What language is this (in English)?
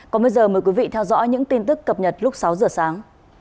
Vietnamese